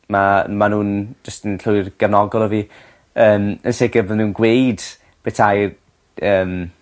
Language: Welsh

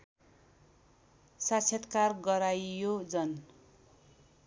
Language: Nepali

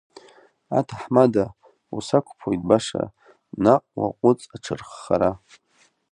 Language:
Abkhazian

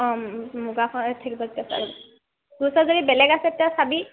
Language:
Assamese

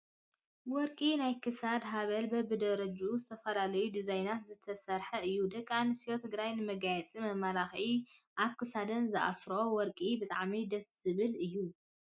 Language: Tigrinya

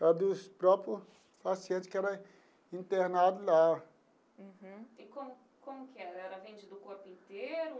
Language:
Portuguese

